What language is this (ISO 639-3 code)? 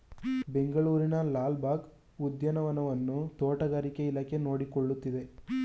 kan